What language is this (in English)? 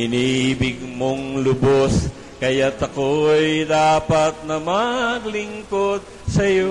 Filipino